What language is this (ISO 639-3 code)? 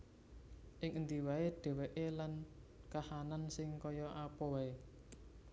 jav